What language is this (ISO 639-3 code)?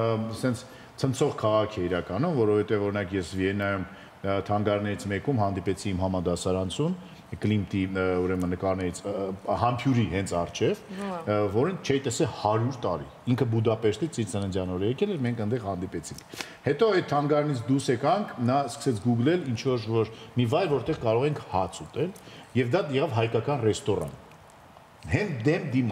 ron